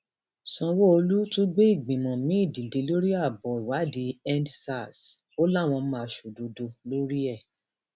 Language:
Yoruba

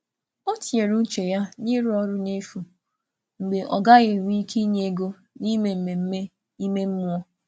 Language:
Igbo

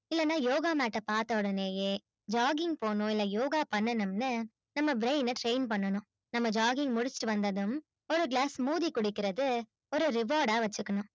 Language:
Tamil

